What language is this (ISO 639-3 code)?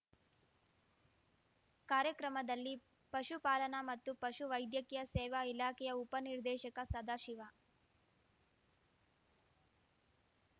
kan